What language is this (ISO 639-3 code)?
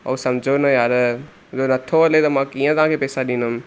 snd